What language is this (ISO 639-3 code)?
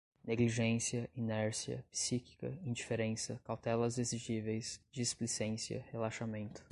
por